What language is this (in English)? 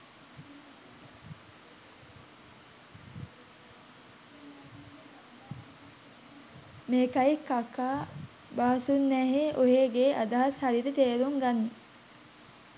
Sinhala